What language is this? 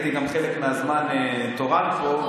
Hebrew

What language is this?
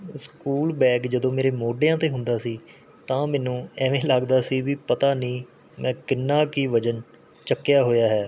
Punjabi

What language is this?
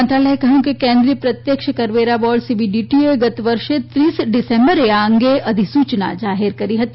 Gujarati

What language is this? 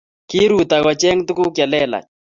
Kalenjin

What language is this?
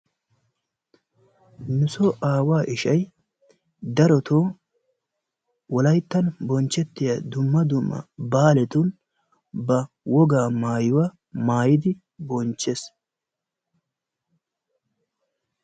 Wolaytta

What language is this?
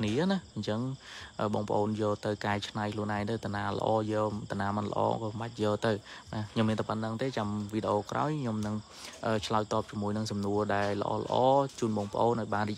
Vietnamese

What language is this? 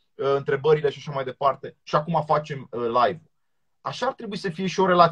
Romanian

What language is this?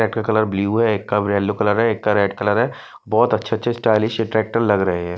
Hindi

